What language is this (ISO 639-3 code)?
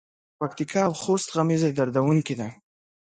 pus